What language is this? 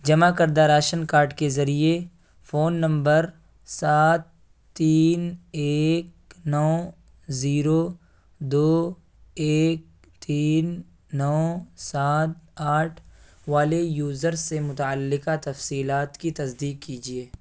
Urdu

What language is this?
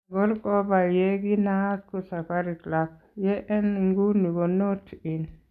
Kalenjin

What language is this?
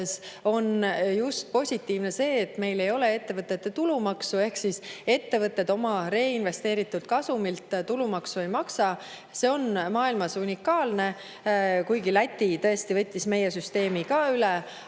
Estonian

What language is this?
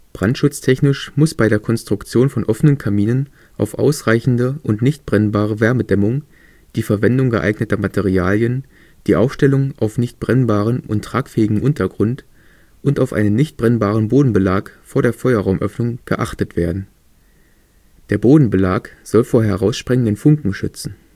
German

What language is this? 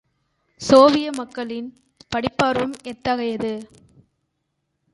Tamil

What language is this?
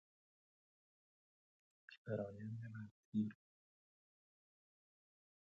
Persian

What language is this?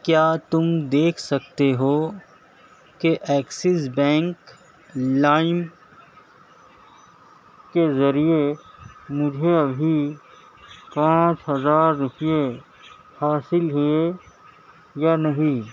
Urdu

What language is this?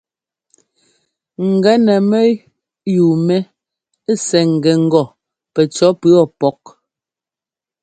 Ngomba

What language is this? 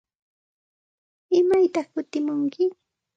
Santa Ana de Tusi Pasco Quechua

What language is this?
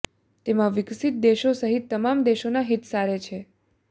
Gujarati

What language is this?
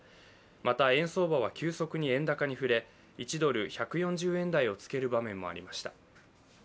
Japanese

